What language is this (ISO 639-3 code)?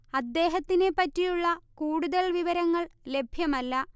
mal